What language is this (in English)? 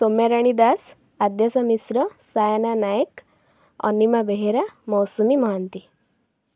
Odia